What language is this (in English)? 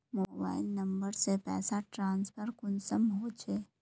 Magahi